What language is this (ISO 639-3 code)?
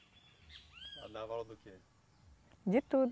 por